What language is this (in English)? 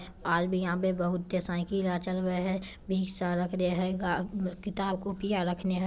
Magahi